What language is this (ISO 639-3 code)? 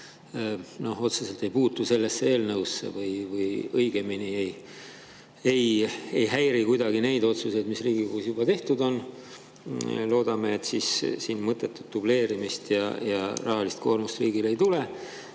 est